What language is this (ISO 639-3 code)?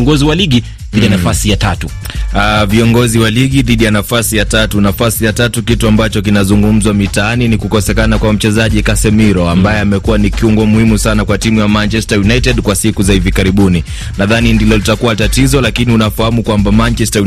swa